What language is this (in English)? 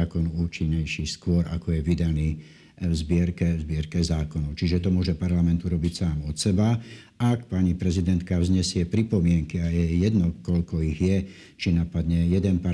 Slovak